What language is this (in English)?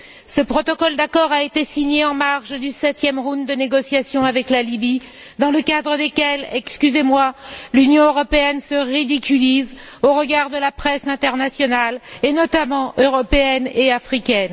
French